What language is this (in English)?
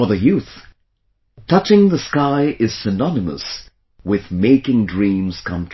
English